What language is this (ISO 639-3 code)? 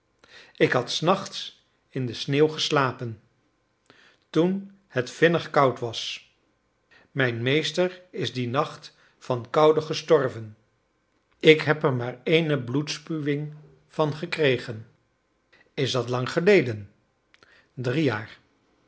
nld